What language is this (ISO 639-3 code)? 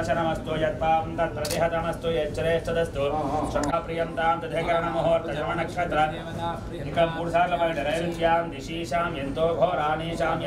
ind